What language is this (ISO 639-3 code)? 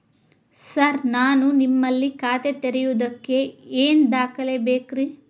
kan